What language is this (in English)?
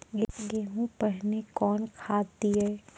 Maithili